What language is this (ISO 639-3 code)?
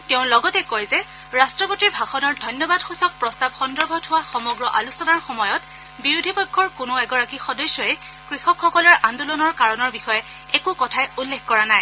asm